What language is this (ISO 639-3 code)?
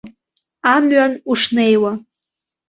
abk